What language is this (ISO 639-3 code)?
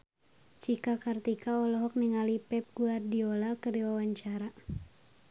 sun